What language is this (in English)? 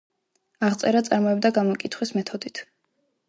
Georgian